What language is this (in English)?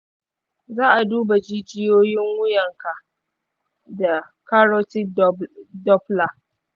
Hausa